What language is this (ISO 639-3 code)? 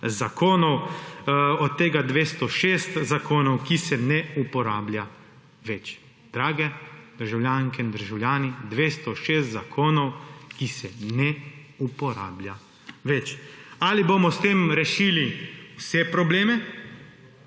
slv